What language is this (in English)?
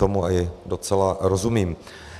Czech